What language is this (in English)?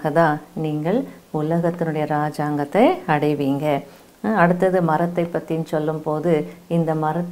Arabic